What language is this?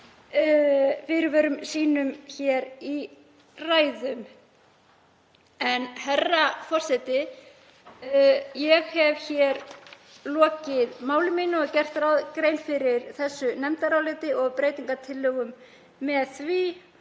Icelandic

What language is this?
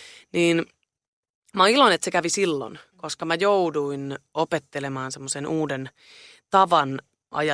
Finnish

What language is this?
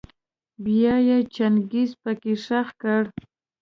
Pashto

